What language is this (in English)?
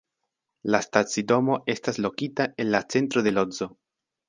Esperanto